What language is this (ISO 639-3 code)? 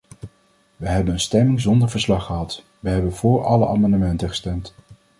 nld